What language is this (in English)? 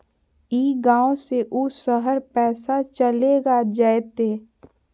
Magahi